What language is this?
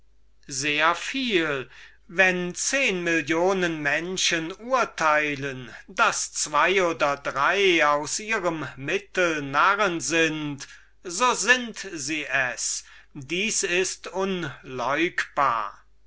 German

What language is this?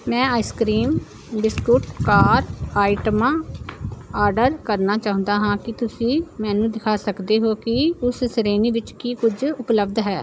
Punjabi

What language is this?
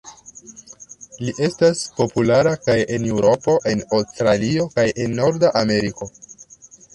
Esperanto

